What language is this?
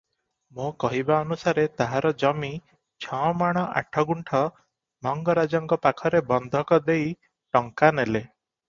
Odia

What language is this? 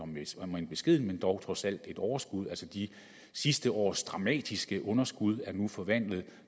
Danish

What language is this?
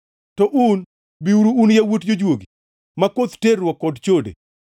Luo (Kenya and Tanzania)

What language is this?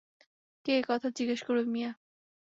Bangla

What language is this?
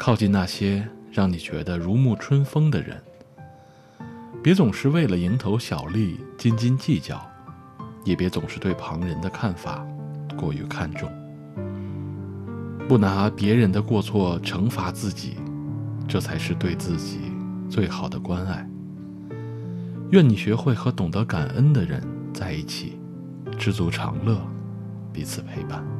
Chinese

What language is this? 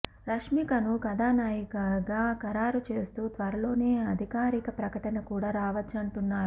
Telugu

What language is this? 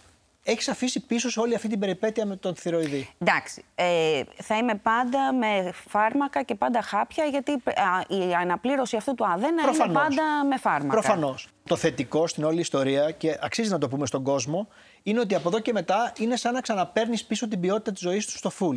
Greek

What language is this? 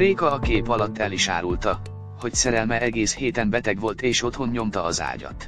Hungarian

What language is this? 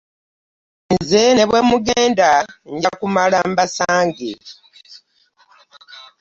Ganda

